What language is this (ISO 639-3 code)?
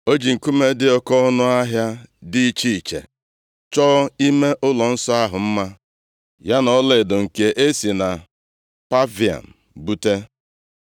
ibo